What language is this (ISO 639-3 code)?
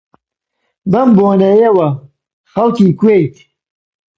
ckb